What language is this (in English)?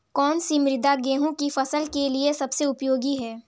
Hindi